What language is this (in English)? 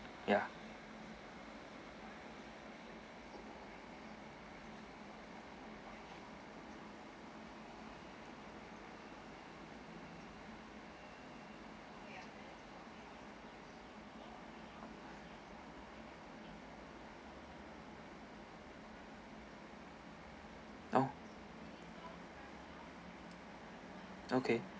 English